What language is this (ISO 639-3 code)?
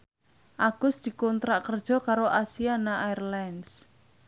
jav